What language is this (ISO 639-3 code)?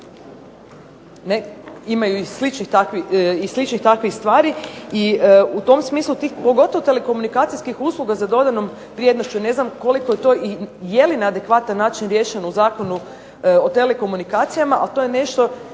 hrv